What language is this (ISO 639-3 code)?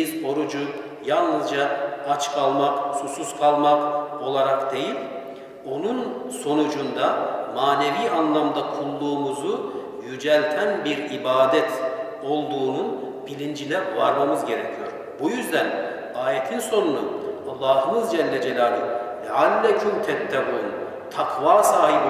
tur